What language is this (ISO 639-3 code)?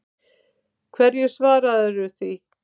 isl